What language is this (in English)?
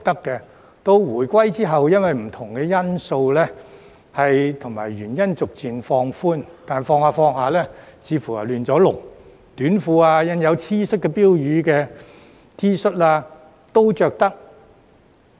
Cantonese